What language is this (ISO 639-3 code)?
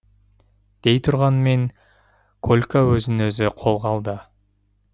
kaz